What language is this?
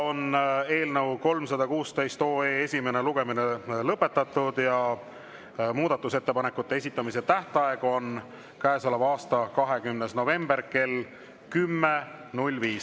Estonian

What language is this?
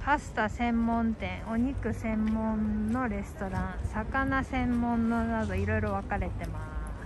Japanese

